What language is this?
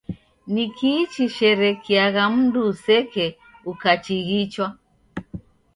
Taita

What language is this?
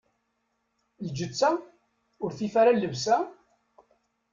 Kabyle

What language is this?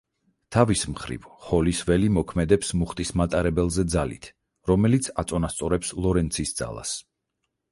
Georgian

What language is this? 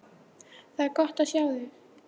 Icelandic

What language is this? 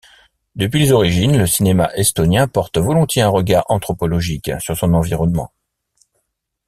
French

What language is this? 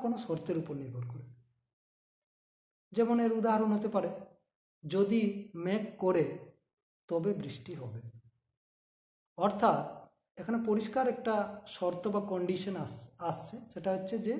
Hindi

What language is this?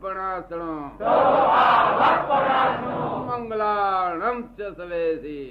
Gujarati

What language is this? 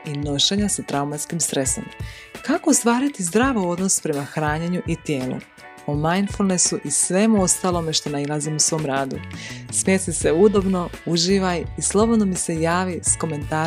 Croatian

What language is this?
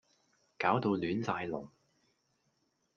Cantonese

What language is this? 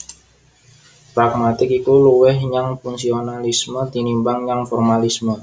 Javanese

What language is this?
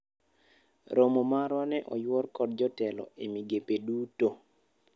Luo (Kenya and Tanzania)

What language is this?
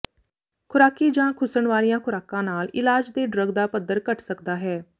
Punjabi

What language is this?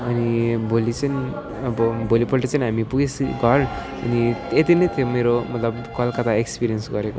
Nepali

